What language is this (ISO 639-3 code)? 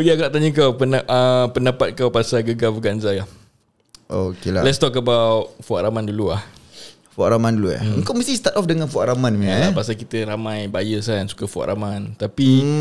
msa